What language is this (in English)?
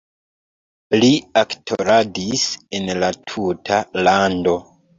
Esperanto